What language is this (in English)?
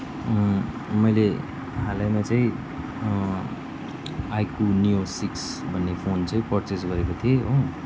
Nepali